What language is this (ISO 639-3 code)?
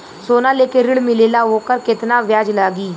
bho